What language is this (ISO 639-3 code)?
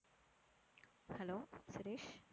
tam